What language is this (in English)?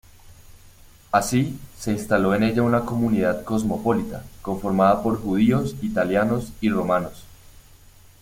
Spanish